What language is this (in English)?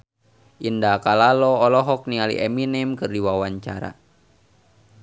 Sundanese